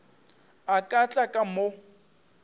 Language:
Northern Sotho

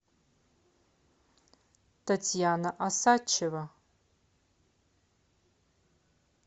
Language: Russian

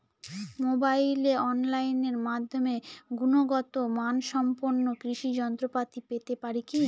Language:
Bangla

